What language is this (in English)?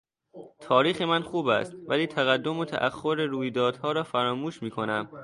Persian